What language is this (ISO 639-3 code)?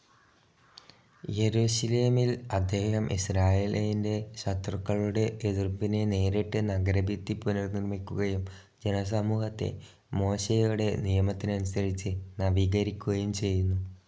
mal